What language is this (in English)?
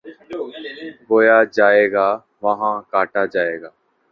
Urdu